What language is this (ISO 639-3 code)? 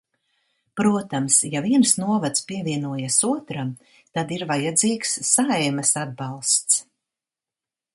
lav